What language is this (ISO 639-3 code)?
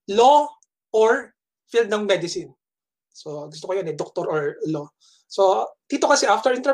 fil